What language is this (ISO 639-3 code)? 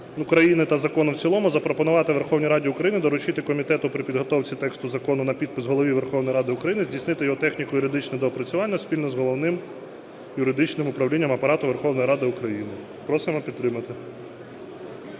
ukr